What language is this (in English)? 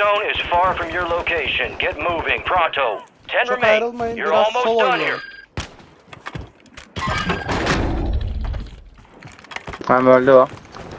Turkish